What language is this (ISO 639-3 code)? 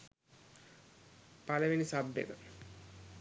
sin